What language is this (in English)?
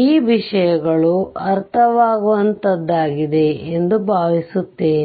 Kannada